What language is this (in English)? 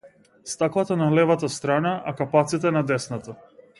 Macedonian